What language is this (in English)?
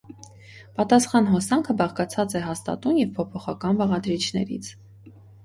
Armenian